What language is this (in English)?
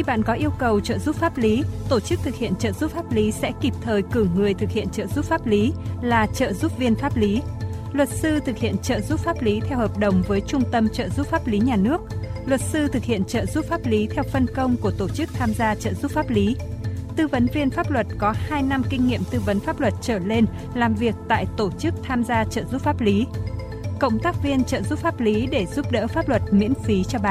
Vietnamese